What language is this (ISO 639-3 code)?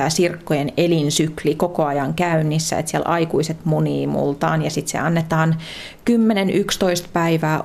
fin